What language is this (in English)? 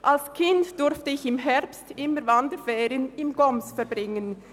Swiss German